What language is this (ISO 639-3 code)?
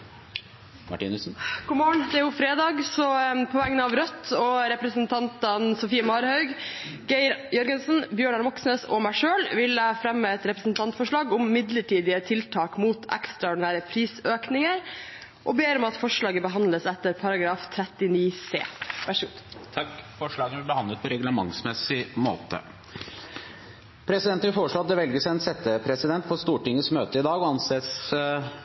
nob